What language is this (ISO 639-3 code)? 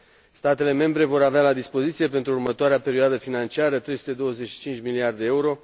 ron